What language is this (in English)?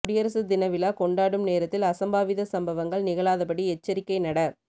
Tamil